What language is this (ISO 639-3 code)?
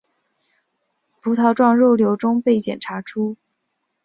zho